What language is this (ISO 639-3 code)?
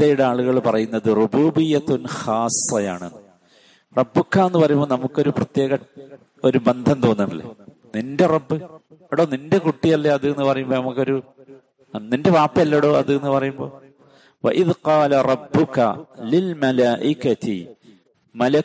mal